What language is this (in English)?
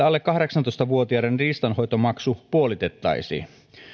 Finnish